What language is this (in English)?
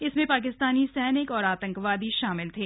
Hindi